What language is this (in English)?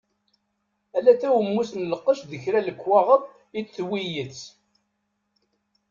Kabyle